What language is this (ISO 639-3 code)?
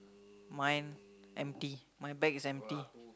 eng